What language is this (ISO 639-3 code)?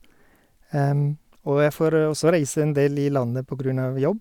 nor